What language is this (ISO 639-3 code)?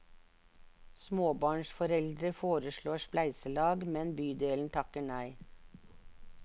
nor